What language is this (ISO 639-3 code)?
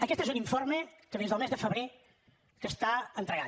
cat